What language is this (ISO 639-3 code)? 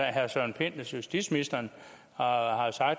dan